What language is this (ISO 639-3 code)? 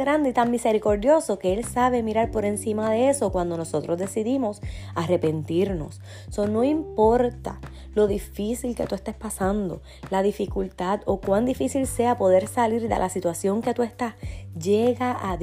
spa